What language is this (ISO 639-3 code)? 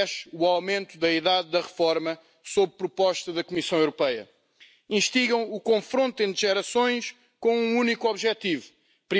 deu